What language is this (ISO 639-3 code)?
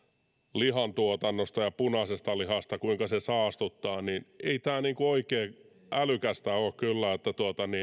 fin